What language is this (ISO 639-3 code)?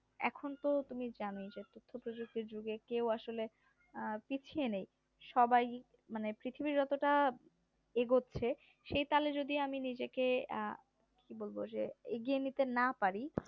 ben